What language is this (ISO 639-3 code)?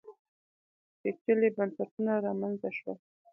pus